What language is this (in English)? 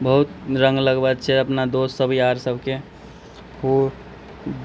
Maithili